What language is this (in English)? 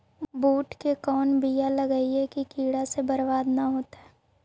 Magahi